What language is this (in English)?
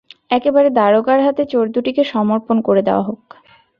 Bangla